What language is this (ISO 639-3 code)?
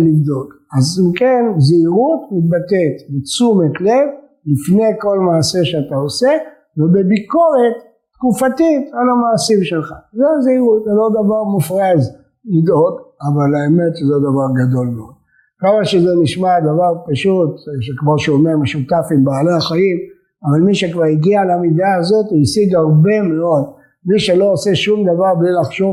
heb